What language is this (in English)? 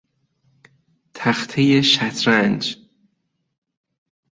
Persian